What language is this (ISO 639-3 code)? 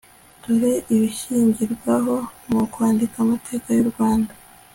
kin